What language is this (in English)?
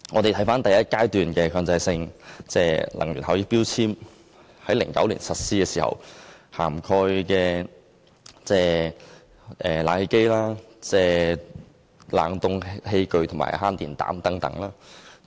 Cantonese